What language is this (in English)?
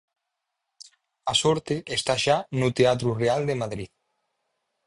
Galician